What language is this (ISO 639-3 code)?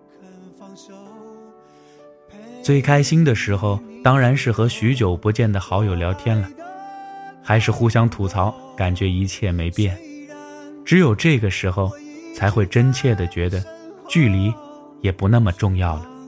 zho